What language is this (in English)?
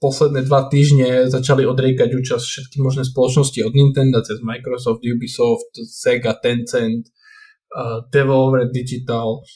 Slovak